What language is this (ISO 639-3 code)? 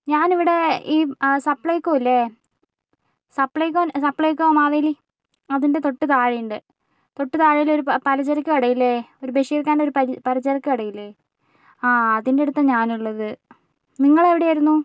mal